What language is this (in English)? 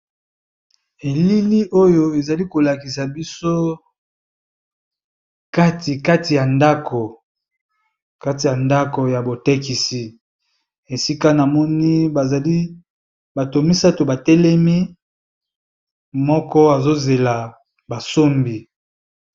Lingala